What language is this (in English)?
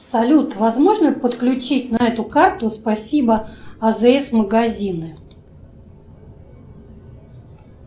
Russian